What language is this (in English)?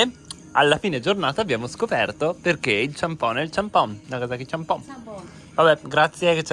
Italian